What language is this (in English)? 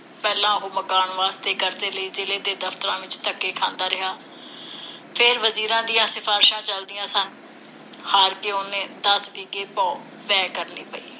Punjabi